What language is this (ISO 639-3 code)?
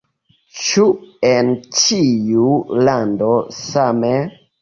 epo